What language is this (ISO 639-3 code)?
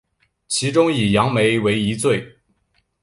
zho